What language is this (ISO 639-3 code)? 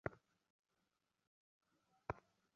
ben